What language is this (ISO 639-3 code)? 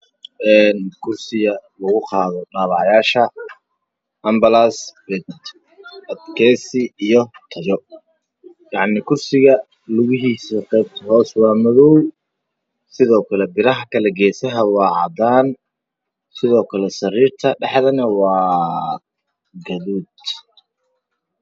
som